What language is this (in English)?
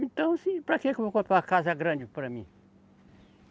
Portuguese